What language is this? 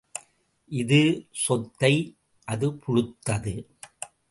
Tamil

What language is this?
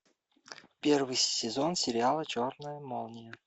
Russian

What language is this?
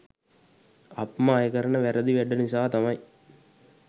Sinhala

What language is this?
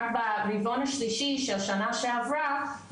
Hebrew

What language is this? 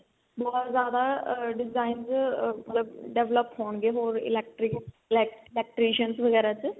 Punjabi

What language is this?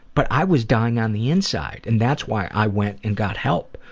English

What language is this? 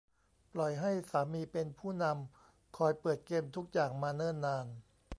Thai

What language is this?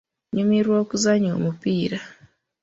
Ganda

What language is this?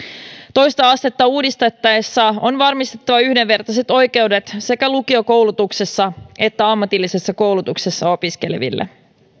Finnish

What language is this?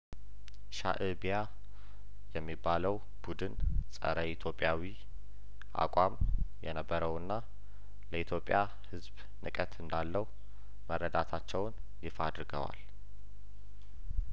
Amharic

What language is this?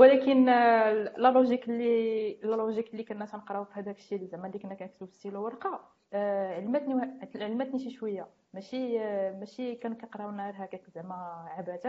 Arabic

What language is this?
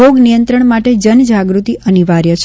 Gujarati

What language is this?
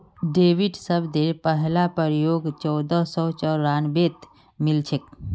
Magahi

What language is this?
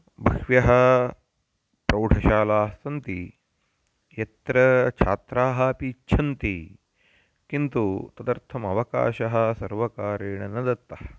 Sanskrit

